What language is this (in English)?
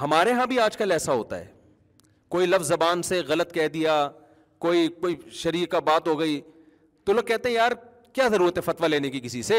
Urdu